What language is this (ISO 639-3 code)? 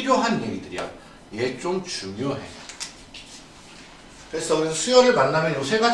kor